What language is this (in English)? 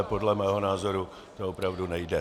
Czech